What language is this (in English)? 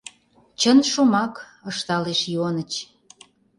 Mari